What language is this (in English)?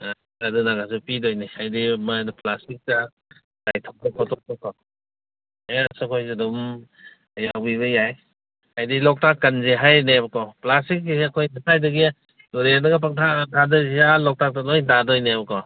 Manipuri